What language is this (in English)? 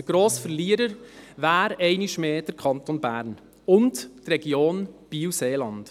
Swiss German